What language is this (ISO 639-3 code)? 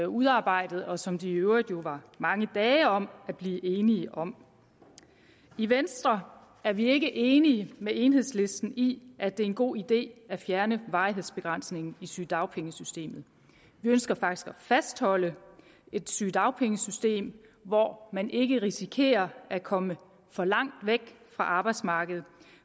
dan